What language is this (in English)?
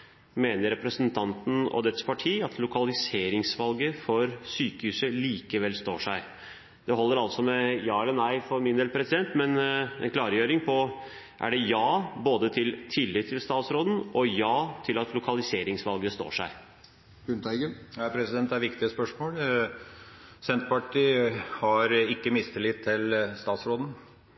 Norwegian